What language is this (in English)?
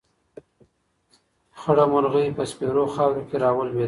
Pashto